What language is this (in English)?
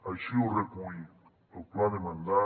Catalan